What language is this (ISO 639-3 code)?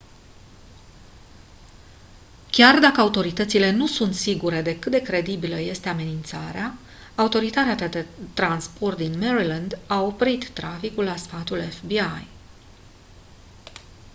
ron